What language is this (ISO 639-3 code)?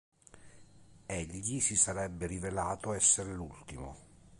ita